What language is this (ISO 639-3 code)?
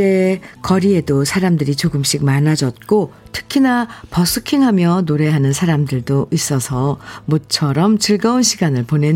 kor